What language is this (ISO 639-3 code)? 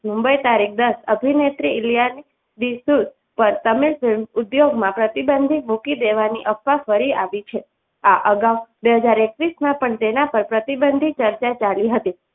guj